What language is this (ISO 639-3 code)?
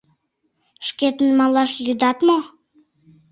chm